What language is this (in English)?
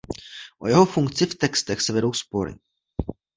Czech